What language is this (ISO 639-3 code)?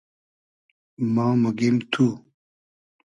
haz